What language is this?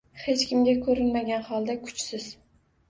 Uzbek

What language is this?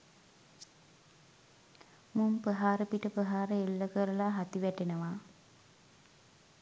Sinhala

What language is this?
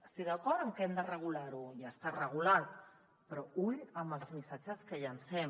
Catalan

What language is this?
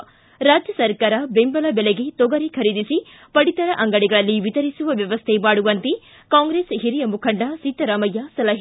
Kannada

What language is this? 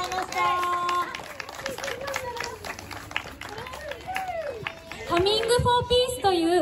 Japanese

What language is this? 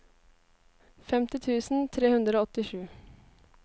Norwegian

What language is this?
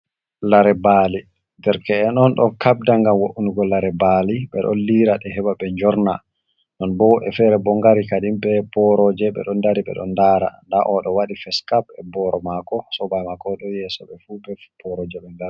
Fula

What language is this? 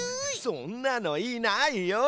Japanese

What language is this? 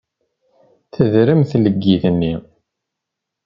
Kabyle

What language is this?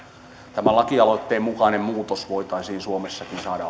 Finnish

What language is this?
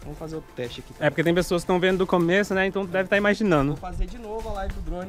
Portuguese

